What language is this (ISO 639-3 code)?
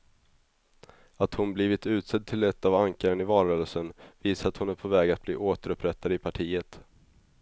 swe